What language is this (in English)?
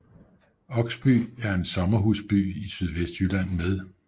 Danish